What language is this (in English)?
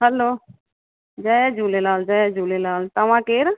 Sindhi